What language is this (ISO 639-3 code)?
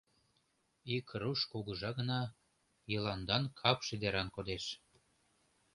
chm